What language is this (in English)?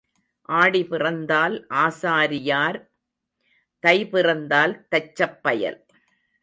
Tamil